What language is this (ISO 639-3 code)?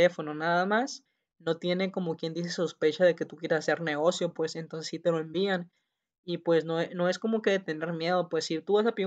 spa